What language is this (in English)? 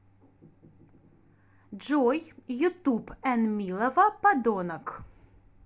Russian